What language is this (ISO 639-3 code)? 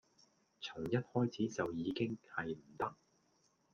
yue